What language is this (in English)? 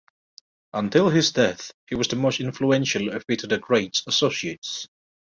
English